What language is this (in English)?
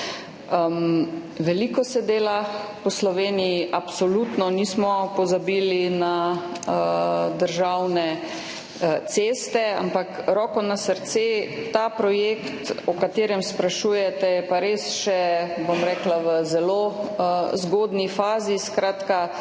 Slovenian